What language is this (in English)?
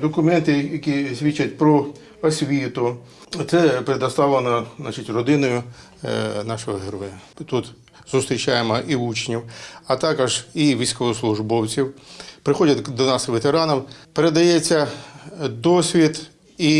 Ukrainian